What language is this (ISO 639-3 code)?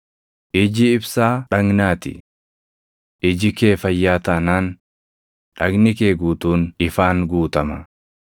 orm